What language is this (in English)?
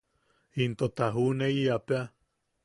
Yaqui